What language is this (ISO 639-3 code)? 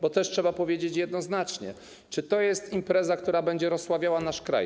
pol